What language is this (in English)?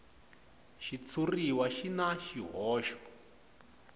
Tsonga